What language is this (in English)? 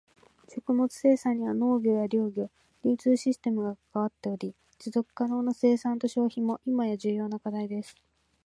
Japanese